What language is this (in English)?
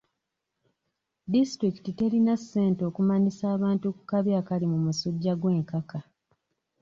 Ganda